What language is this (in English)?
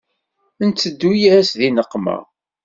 Kabyle